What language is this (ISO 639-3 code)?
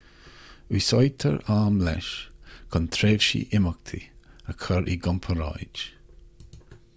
gle